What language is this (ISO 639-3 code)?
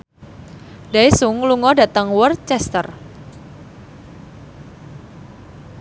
jav